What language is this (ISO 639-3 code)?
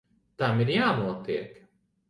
lav